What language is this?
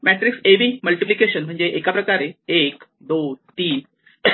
Marathi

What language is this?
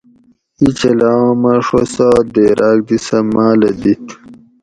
Gawri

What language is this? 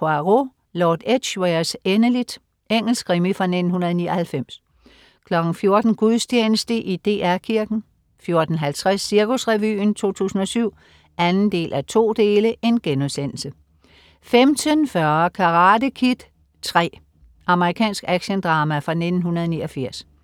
Danish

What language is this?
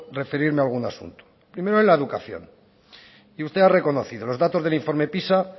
Spanish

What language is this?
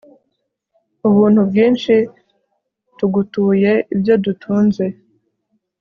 Kinyarwanda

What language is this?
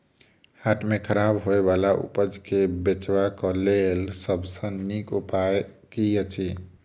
Maithili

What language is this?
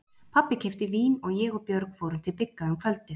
Icelandic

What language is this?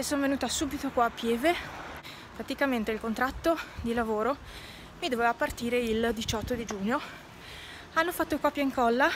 Italian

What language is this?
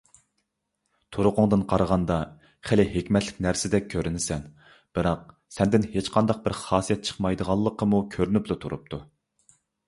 Uyghur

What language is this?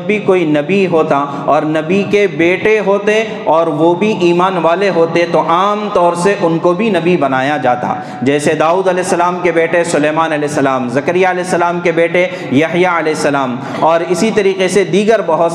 Urdu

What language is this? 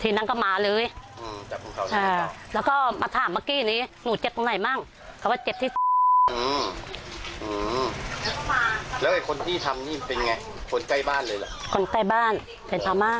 Thai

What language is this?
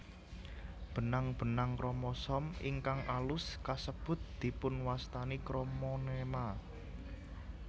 Javanese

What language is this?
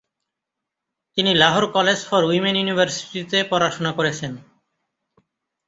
Bangla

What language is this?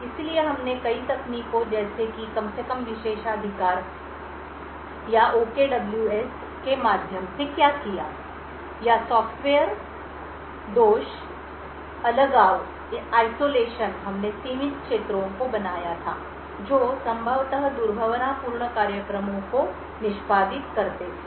Hindi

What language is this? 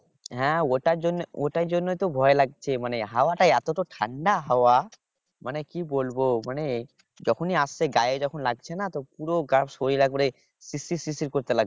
Bangla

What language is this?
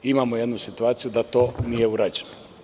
Serbian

